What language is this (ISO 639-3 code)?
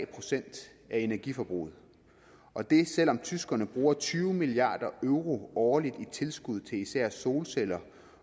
dan